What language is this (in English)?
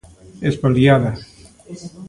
Galician